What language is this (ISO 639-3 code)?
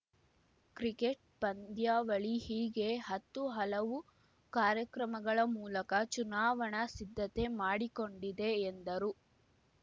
kan